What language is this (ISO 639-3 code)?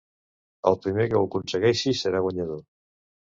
cat